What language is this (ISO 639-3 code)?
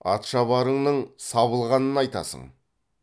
kaz